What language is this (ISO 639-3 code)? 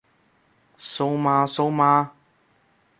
yue